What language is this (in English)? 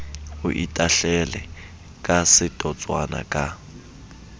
Southern Sotho